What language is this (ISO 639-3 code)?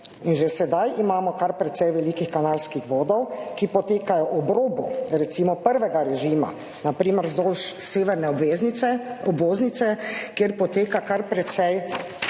slv